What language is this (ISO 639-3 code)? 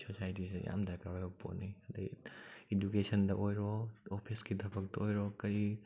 mni